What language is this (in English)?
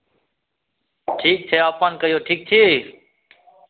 Maithili